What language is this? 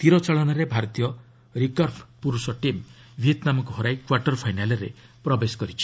Odia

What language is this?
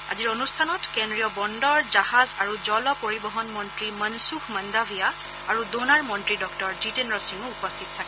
Assamese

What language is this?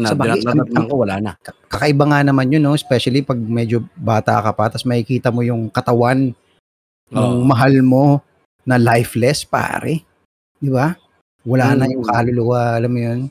Filipino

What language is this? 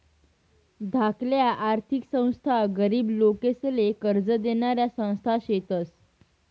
Marathi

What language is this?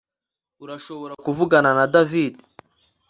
Kinyarwanda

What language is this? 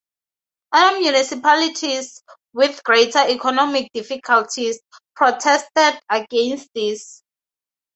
English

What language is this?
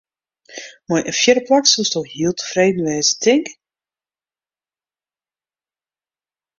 Western Frisian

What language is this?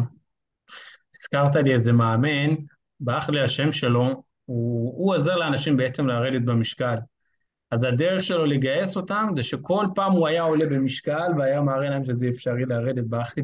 Hebrew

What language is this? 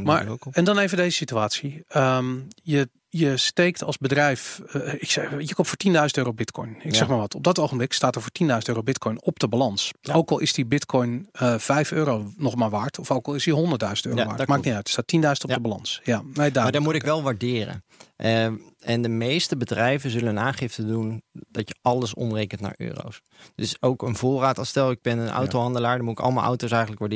Dutch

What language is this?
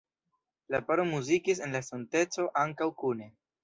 Esperanto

